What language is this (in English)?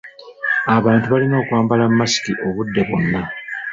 Ganda